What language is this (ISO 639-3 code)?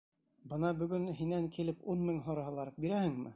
bak